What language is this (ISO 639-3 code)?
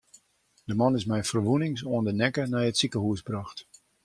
fry